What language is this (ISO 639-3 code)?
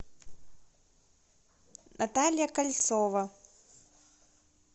rus